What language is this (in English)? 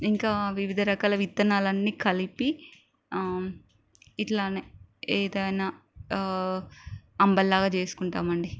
Telugu